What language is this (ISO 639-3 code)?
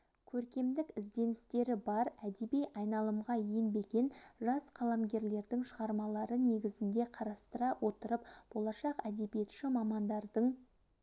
kaz